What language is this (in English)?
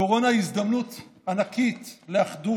Hebrew